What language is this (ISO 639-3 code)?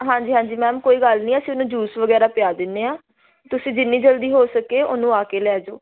pan